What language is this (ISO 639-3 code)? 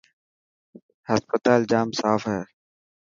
mki